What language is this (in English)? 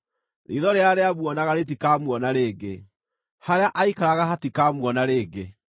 Kikuyu